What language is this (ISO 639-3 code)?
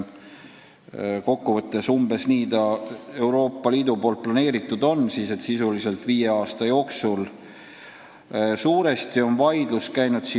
est